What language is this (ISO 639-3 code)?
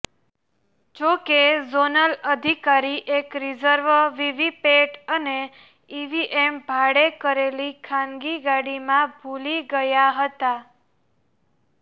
guj